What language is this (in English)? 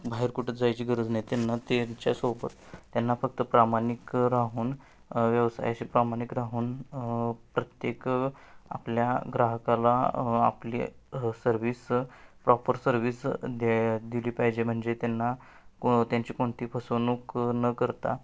Marathi